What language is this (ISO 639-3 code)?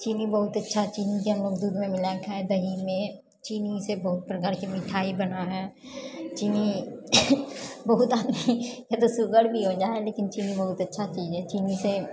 mai